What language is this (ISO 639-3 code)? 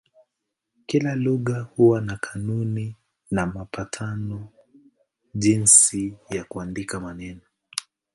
swa